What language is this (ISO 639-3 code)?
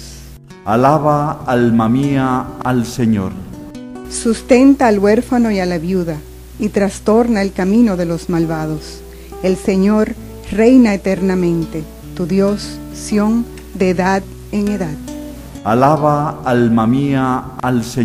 spa